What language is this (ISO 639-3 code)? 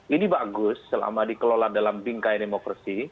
ind